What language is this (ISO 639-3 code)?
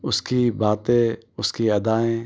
urd